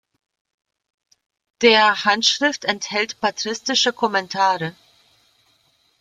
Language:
German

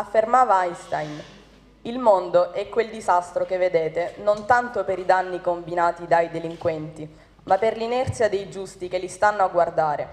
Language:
Italian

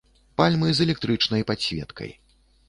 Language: Belarusian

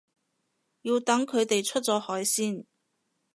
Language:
Cantonese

